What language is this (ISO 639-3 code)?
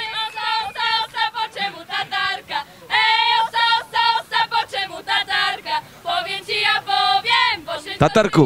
pol